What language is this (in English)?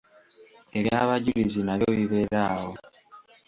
Ganda